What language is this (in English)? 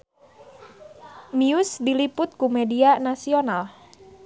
Sundanese